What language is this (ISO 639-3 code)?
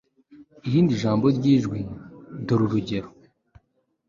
kin